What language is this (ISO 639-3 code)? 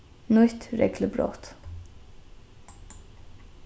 fao